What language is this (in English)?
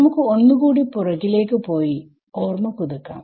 Malayalam